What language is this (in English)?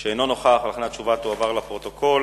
Hebrew